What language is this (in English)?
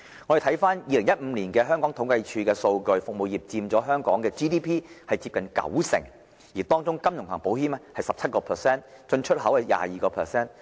Cantonese